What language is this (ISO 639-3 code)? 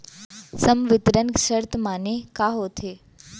hne